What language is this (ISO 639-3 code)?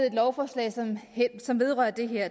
dan